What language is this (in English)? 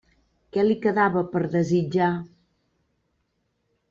Catalan